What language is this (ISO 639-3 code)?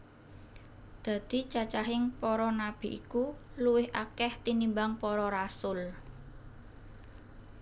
jav